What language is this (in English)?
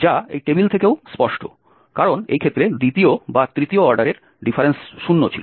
Bangla